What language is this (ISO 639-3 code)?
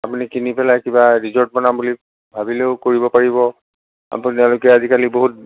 asm